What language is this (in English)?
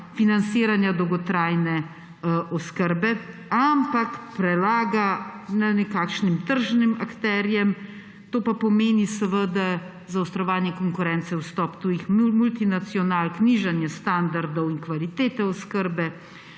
Slovenian